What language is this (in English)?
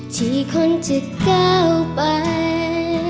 Thai